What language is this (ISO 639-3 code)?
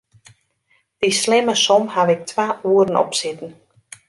fry